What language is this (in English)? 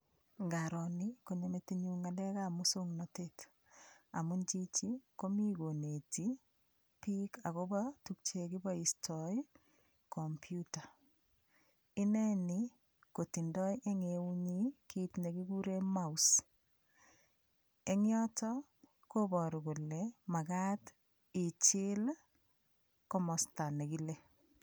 Kalenjin